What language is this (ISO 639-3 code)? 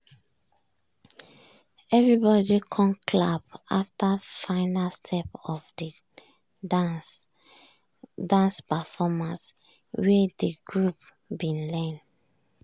pcm